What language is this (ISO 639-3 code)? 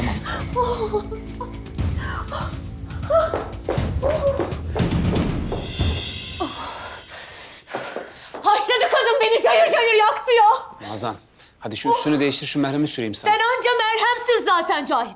tur